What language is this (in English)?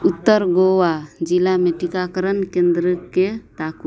Maithili